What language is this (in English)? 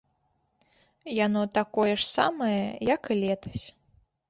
Belarusian